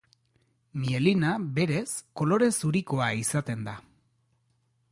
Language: Basque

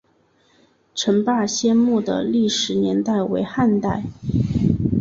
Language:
Chinese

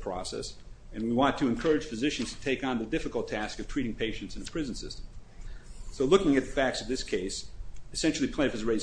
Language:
English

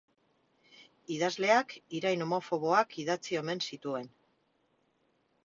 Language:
Basque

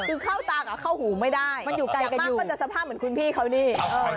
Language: Thai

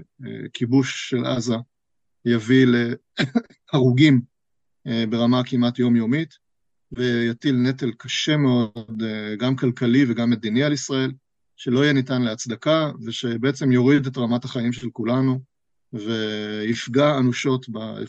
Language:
Hebrew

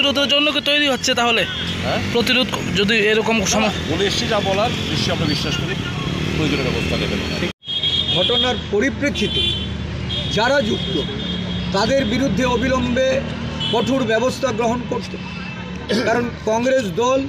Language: Romanian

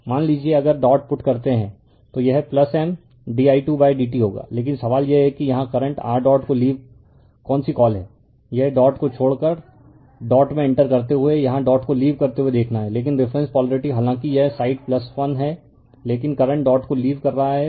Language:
Hindi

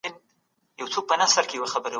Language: Pashto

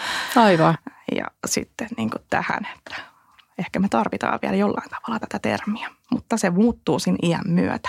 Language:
Finnish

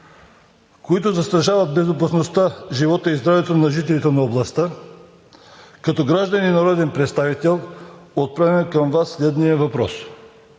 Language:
Bulgarian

